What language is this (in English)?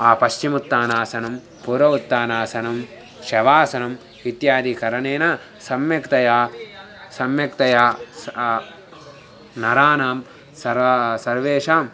Sanskrit